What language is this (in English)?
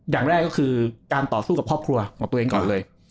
Thai